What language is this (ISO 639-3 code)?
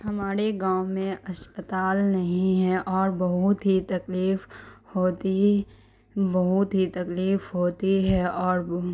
urd